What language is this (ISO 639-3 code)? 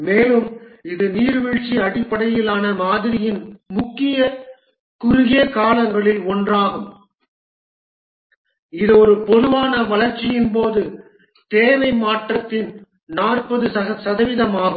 tam